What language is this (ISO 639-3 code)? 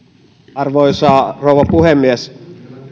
fin